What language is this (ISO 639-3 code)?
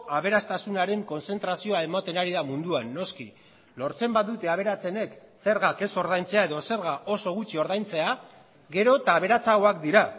eus